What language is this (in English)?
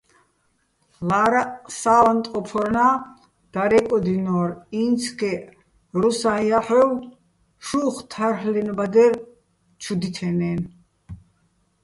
Bats